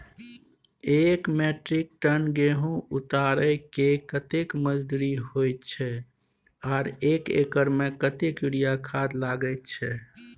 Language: Maithili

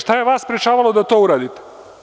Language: Serbian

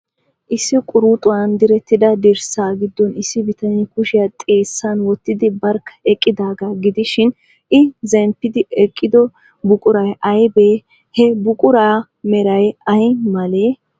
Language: Wolaytta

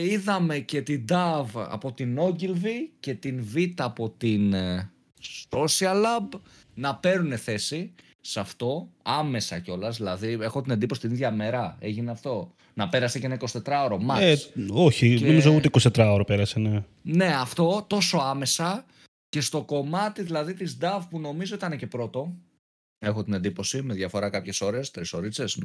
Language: Greek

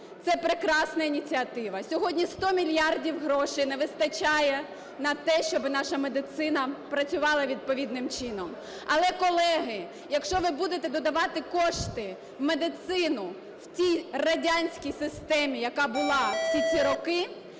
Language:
Ukrainian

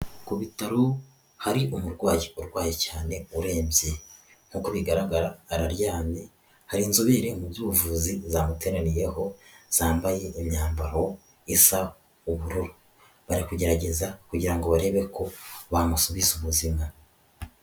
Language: Kinyarwanda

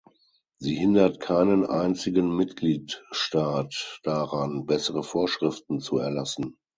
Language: German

